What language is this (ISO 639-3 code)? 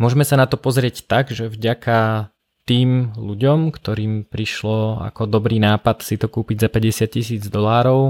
slk